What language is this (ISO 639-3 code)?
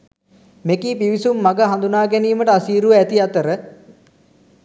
sin